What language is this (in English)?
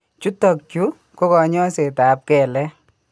Kalenjin